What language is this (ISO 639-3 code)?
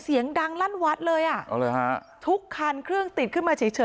tha